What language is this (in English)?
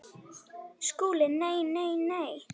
Icelandic